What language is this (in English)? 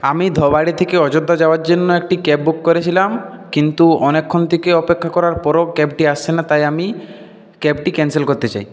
Bangla